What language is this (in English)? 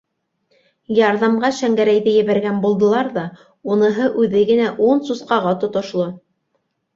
Bashkir